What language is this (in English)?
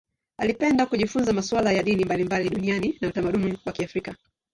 Swahili